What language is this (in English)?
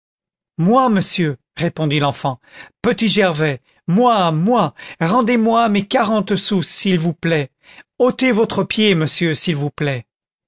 French